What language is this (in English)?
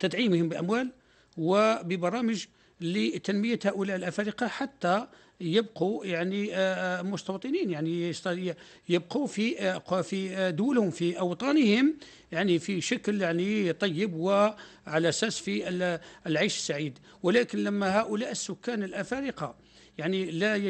Arabic